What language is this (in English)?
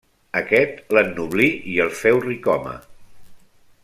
Catalan